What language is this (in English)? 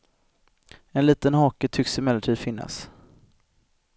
Swedish